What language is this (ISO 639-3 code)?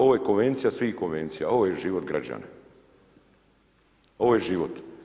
hrv